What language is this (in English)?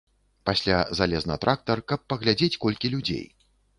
Belarusian